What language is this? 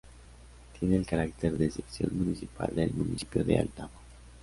Spanish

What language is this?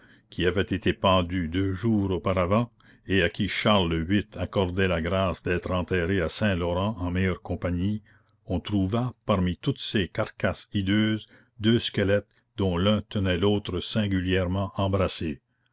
French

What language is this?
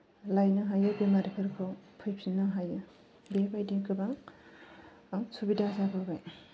Bodo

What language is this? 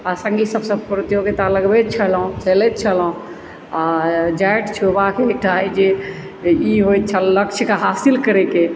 Maithili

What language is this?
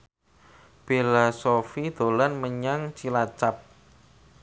Javanese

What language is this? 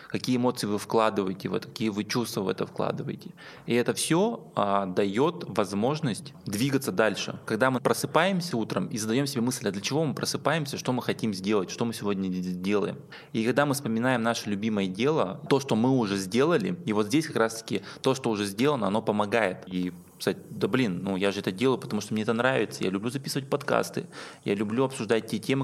Russian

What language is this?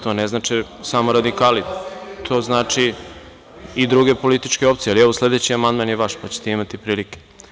Serbian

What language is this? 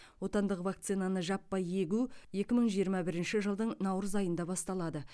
Kazakh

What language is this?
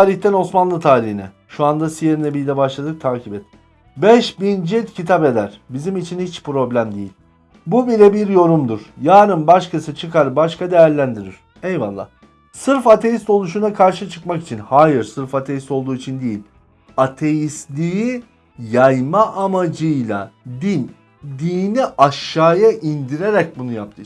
Turkish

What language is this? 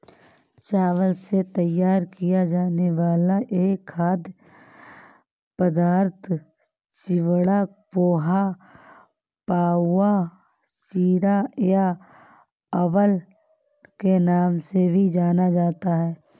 Hindi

